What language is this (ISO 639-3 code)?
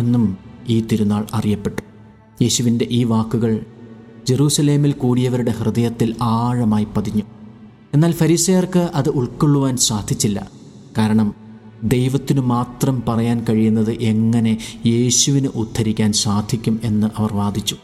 mal